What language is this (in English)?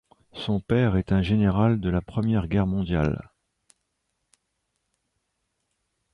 French